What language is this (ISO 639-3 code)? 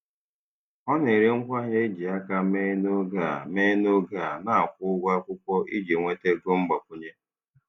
ibo